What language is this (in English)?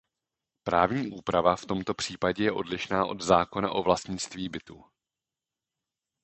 Czech